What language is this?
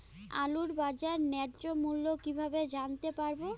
Bangla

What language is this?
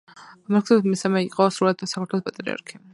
Georgian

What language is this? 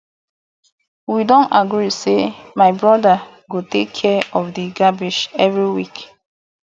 Nigerian Pidgin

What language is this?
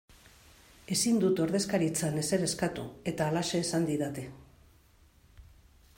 Basque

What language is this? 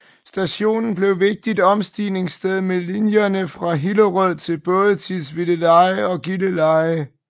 Danish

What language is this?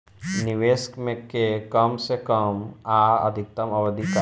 Bhojpuri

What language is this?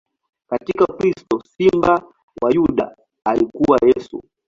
Swahili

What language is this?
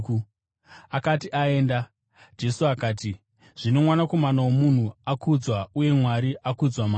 Shona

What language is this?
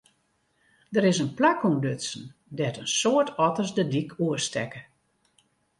Western Frisian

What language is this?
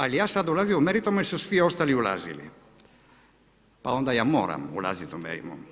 Croatian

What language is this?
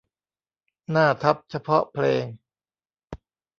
Thai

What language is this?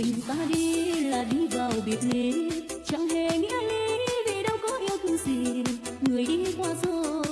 Vietnamese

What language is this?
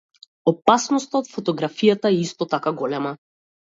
Macedonian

